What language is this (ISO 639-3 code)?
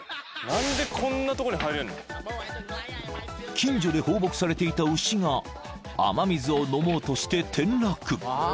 jpn